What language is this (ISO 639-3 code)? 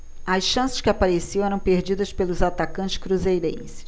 por